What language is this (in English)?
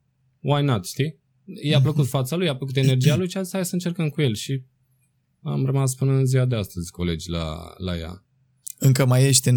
Romanian